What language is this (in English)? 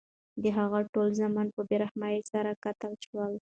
Pashto